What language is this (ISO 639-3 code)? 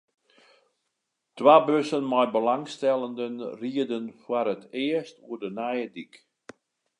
fry